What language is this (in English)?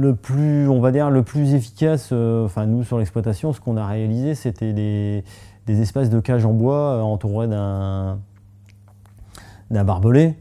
French